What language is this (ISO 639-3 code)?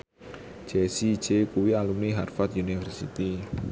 jav